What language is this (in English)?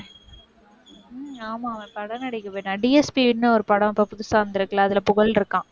Tamil